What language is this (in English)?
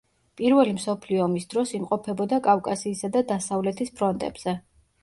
Georgian